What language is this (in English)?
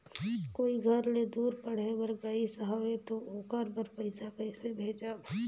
Chhattisgarhi